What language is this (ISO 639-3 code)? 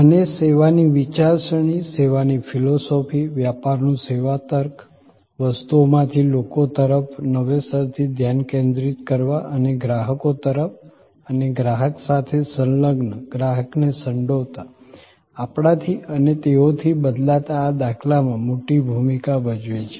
guj